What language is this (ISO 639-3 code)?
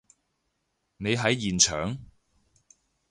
yue